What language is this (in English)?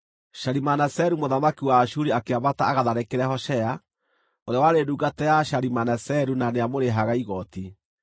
Kikuyu